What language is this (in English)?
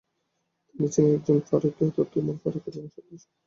Bangla